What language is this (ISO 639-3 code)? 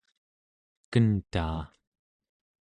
esu